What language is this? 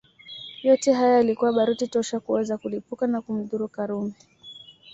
Swahili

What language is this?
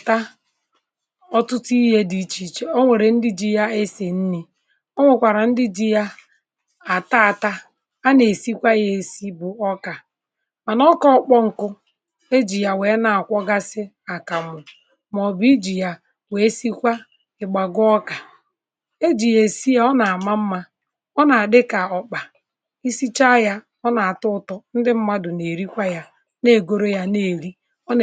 Igbo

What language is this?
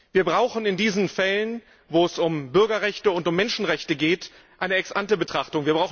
German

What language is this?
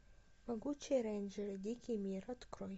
Russian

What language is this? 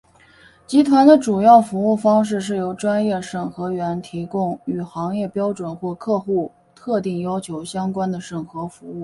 Chinese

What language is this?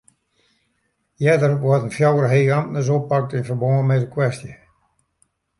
Western Frisian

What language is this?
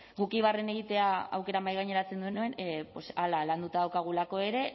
Basque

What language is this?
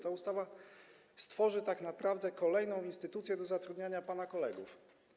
Polish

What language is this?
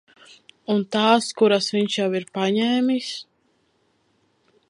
Latvian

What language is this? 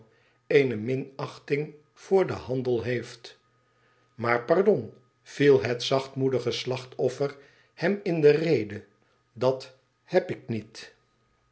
Dutch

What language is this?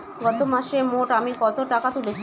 Bangla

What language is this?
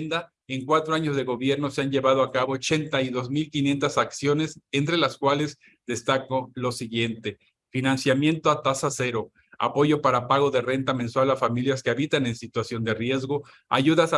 Spanish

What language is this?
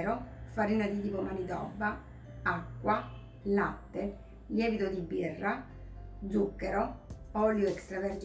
Italian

